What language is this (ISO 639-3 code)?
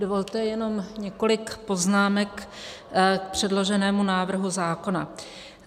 ces